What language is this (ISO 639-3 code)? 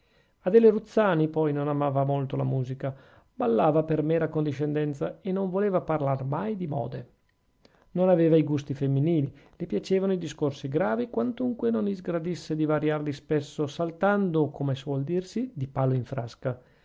ita